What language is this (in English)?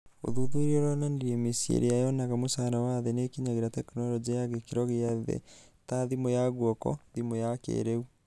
Kikuyu